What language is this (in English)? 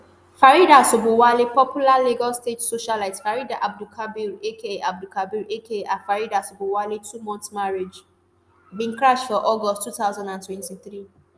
Nigerian Pidgin